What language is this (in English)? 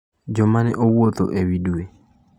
Luo (Kenya and Tanzania)